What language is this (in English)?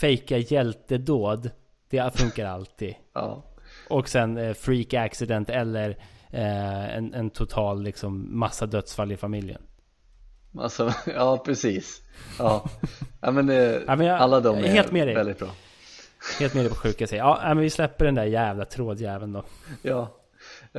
Swedish